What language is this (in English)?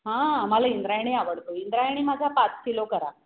Marathi